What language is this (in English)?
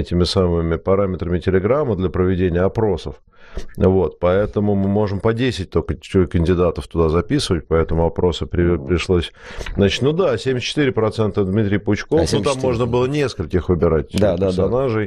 Russian